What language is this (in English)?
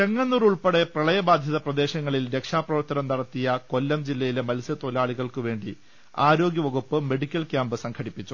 Malayalam